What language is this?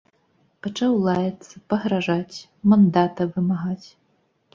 Belarusian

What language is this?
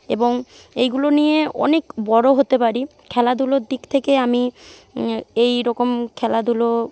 Bangla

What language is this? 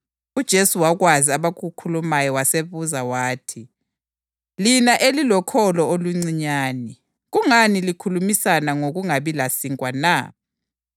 North Ndebele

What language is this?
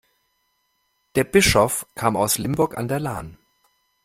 German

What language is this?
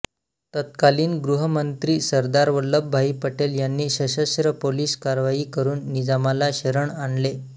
Marathi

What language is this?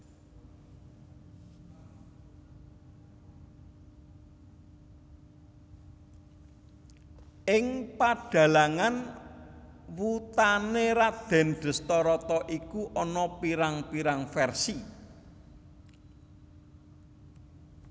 Javanese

